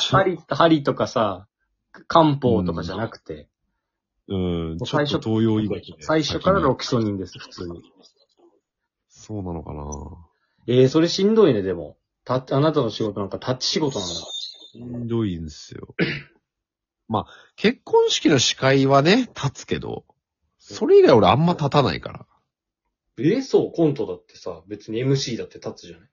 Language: Japanese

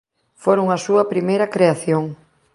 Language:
Galician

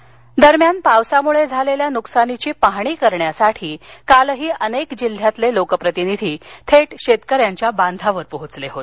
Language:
Marathi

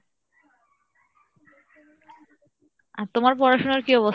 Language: Bangla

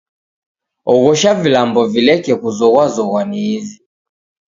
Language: Taita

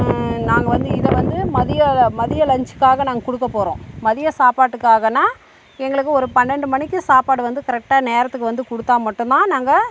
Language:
Tamil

